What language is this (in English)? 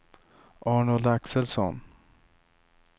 Swedish